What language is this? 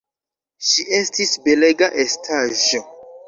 Esperanto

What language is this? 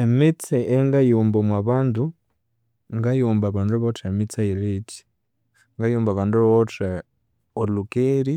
Konzo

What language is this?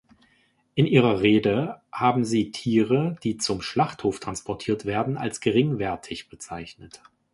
German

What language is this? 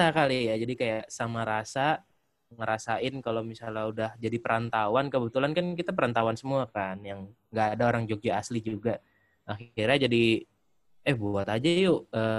Indonesian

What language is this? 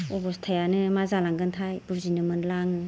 Bodo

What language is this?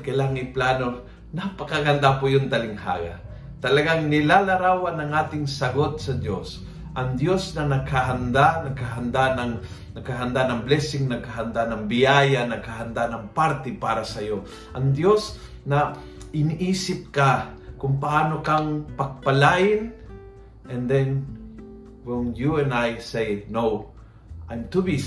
Filipino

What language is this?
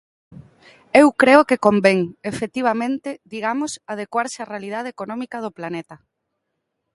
Galician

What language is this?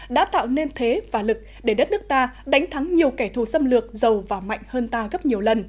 Vietnamese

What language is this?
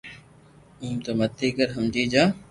Loarki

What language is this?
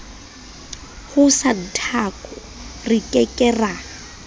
Southern Sotho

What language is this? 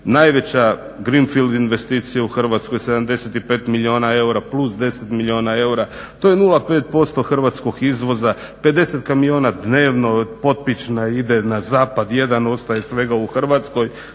Croatian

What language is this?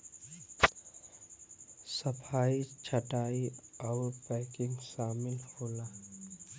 Bhojpuri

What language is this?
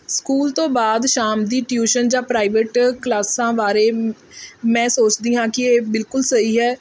Punjabi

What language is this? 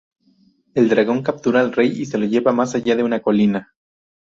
Spanish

